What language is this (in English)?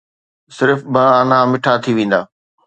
Sindhi